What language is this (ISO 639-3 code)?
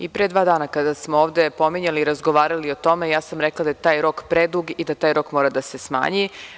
srp